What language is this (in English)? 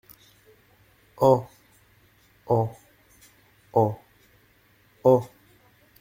French